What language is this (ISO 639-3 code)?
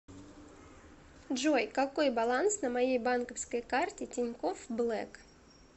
rus